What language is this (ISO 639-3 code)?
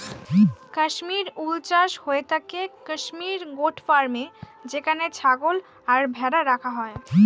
ben